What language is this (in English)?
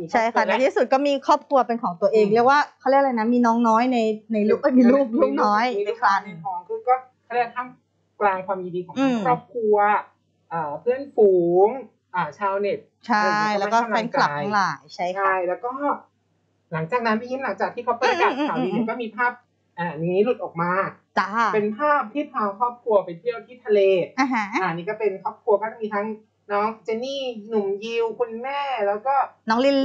Thai